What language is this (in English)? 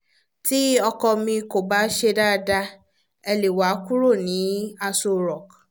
Yoruba